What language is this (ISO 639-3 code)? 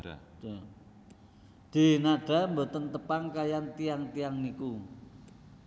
jav